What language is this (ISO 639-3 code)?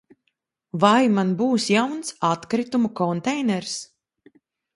lav